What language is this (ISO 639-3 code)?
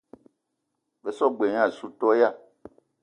eto